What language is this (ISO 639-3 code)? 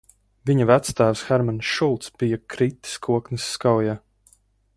lav